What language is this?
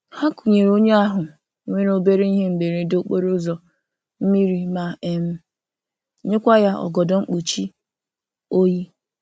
Igbo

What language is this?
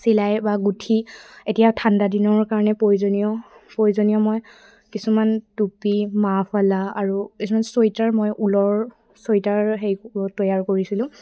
Assamese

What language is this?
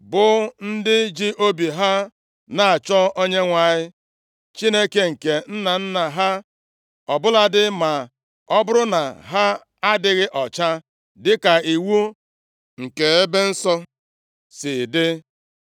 Igbo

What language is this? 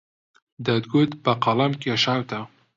Central Kurdish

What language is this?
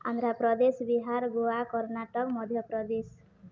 Odia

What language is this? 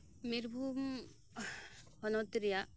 Santali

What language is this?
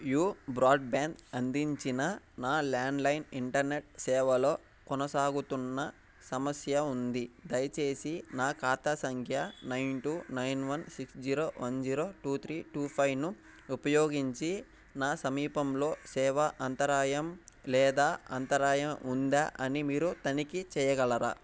Telugu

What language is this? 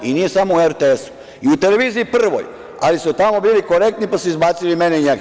Serbian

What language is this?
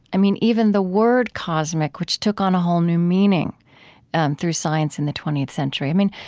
English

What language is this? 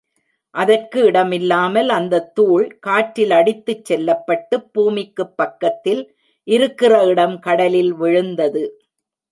Tamil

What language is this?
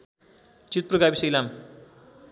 Nepali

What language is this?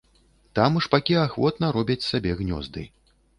Belarusian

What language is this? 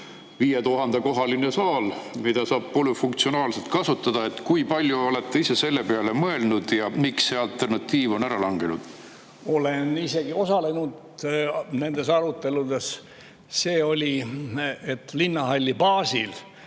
Estonian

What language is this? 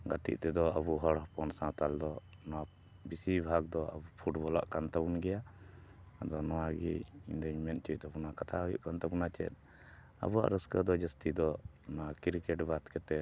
Santali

